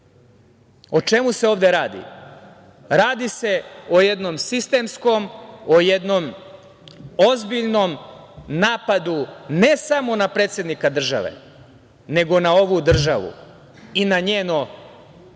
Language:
Serbian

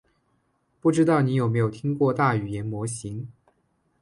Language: Chinese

